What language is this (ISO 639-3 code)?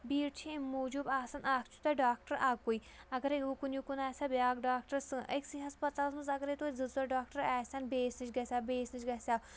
kas